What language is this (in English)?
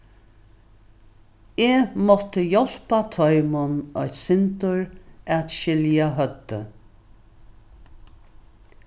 Faroese